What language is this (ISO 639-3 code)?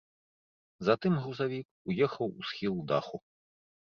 bel